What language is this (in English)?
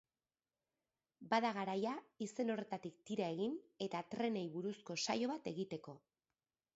Basque